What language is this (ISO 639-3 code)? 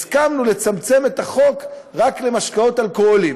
heb